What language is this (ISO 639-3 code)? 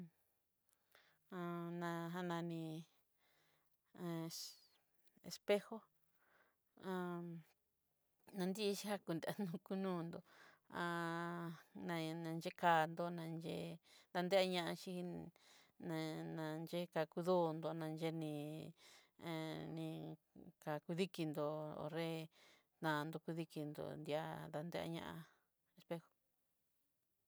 mxy